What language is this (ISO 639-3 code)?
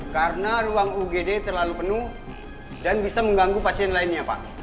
ind